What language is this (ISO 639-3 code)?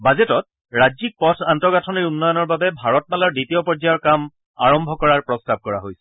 asm